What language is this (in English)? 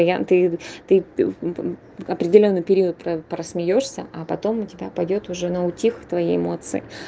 Russian